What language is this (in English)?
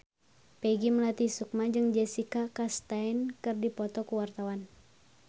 Sundanese